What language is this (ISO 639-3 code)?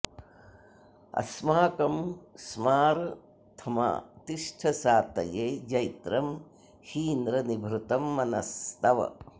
san